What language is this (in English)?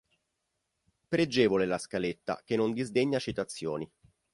Italian